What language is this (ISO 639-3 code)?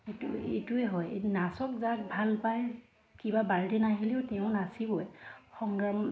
asm